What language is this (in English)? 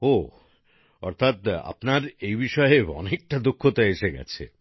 Bangla